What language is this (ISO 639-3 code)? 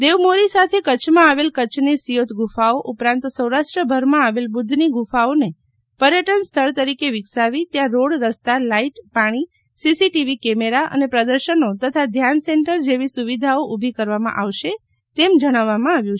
guj